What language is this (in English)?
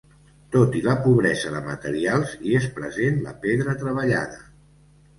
Catalan